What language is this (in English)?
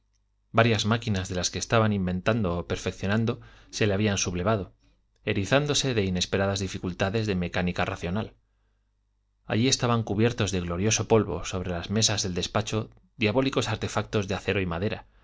Spanish